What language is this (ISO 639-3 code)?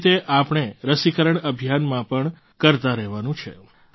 guj